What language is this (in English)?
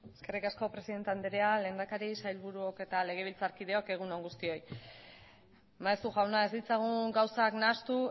Basque